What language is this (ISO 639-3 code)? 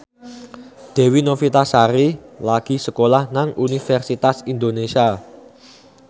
jav